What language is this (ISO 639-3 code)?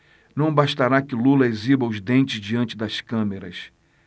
por